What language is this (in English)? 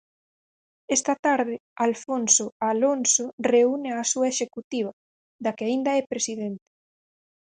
Galician